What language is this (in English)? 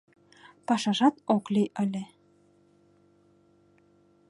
Mari